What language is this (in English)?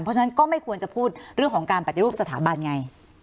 Thai